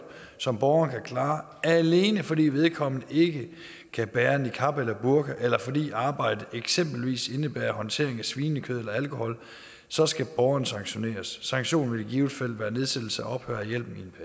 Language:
Danish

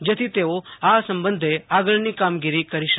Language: Gujarati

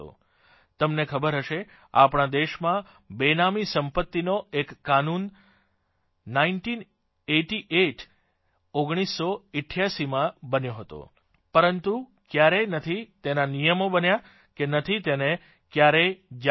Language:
Gujarati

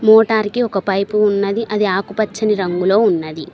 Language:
Telugu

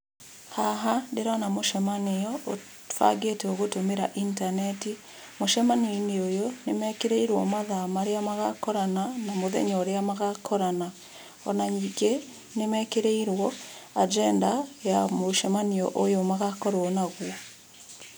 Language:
Kikuyu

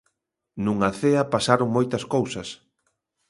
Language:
Galician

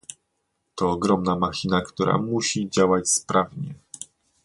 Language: Polish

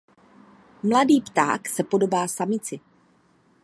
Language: Czech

